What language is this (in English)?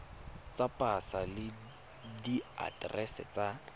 Tswana